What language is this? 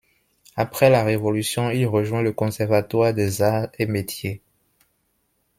French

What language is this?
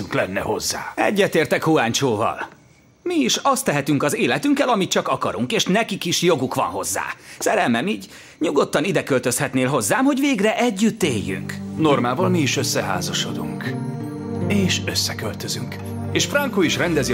Hungarian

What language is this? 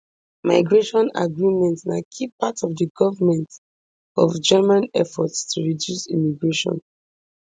Nigerian Pidgin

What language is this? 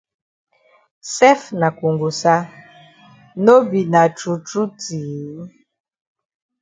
Cameroon Pidgin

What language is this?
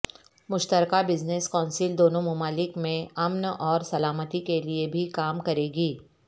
Urdu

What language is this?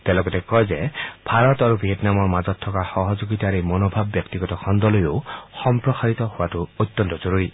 Assamese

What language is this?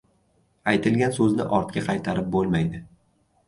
Uzbek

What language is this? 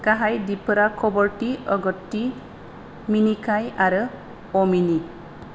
Bodo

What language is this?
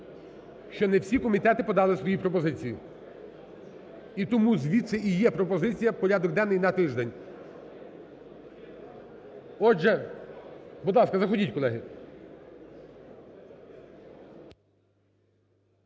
Ukrainian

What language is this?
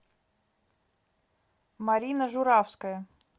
Russian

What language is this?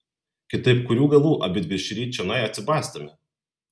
Lithuanian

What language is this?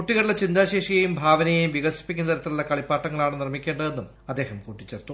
Malayalam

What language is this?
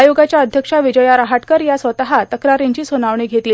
Marathi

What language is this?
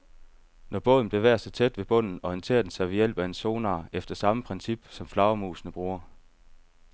Danish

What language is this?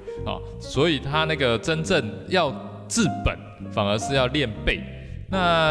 Chinese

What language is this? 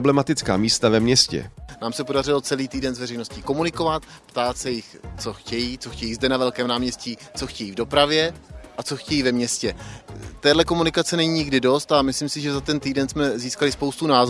Czech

